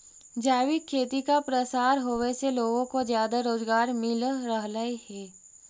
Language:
Magahi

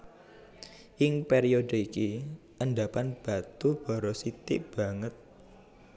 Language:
Javanese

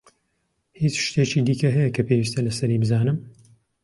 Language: Central Kurdish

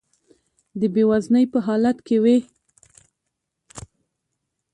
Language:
Pashto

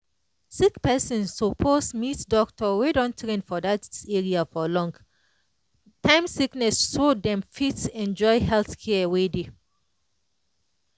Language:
Nigerian Pidgin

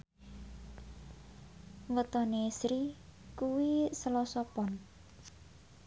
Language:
Javanese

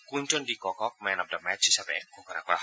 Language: Assamese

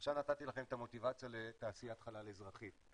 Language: Hebrew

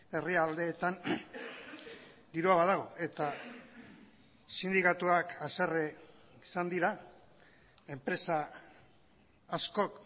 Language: Basque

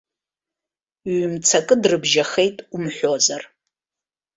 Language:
Abkhazian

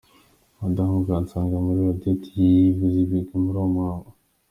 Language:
Kinyarwanda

